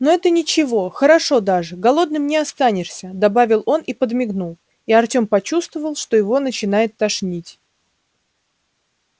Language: Russian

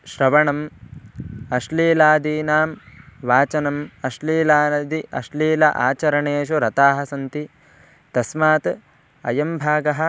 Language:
Sanskrit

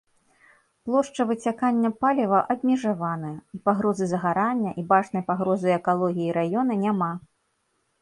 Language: Belarusian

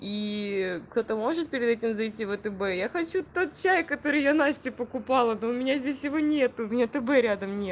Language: Russian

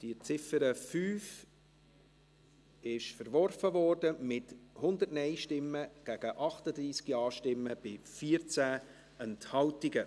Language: Swiss German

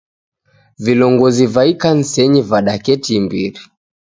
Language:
Taita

